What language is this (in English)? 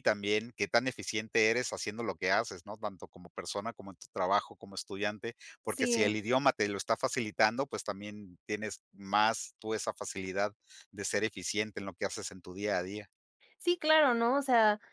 Spanish